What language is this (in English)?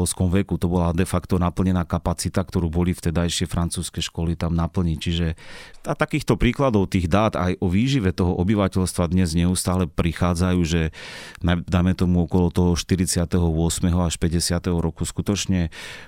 Slovak